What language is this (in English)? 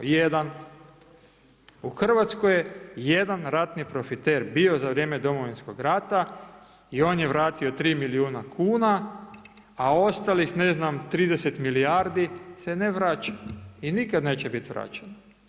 Croatian